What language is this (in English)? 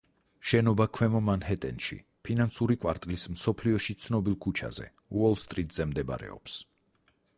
Georgian